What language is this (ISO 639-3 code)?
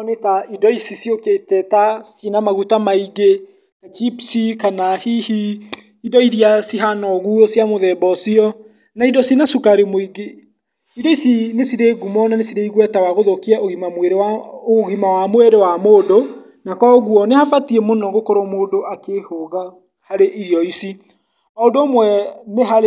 kik